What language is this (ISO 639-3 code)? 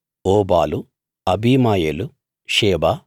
tel